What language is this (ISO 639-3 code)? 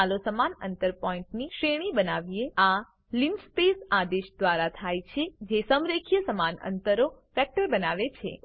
guj